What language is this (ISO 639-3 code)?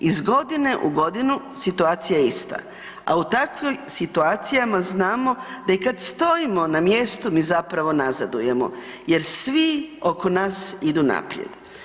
hrv